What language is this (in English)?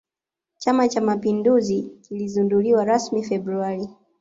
Swahili